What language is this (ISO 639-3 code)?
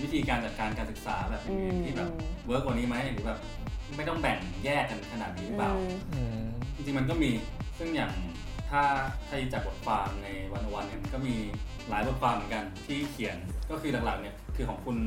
tha